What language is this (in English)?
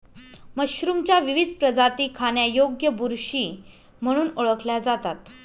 Marathi